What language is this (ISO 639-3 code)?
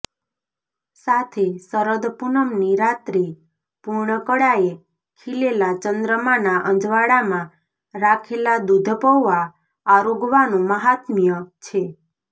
guj